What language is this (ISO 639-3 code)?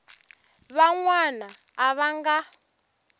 tso